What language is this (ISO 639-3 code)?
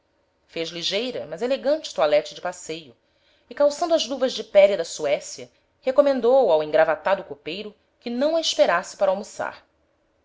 por